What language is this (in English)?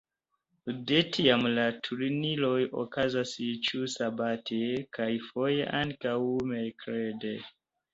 Esperanto